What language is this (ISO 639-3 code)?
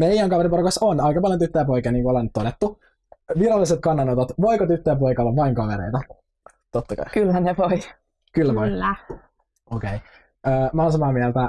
fin